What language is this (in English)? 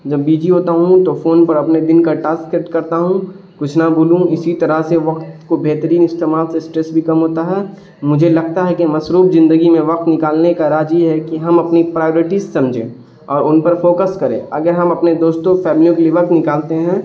Urdu